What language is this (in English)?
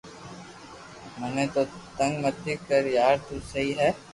Loarki